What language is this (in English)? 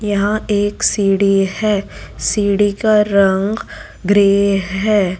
Hindi